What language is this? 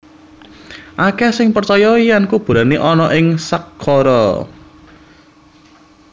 Javanese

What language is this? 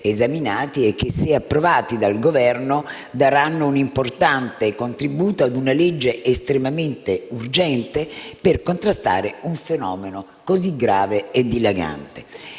Italian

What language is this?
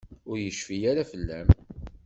Kabyle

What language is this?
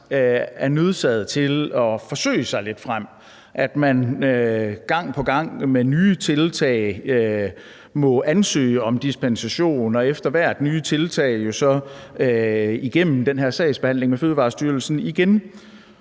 Danish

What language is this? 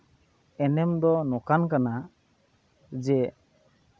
Santali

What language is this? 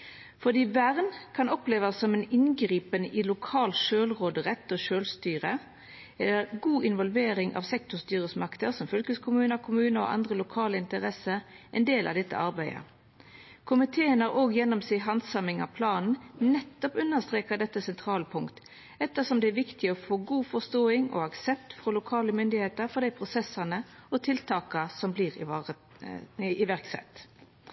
Norwegian Nynorsk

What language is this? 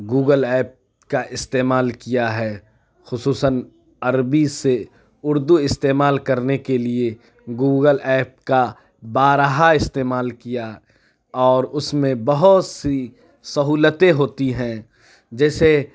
Urdu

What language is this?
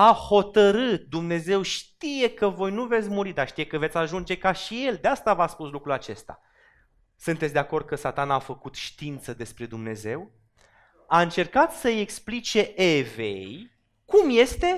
Romanian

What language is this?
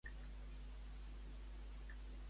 Catalan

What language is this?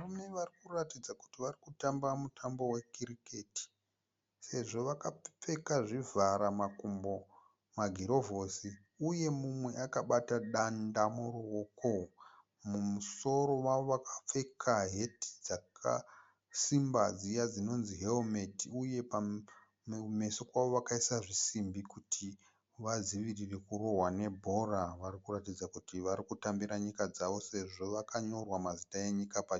Shona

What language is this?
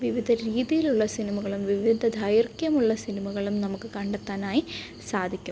Malayalam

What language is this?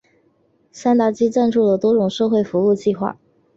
Chinese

